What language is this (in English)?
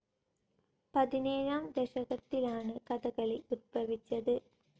Malayalam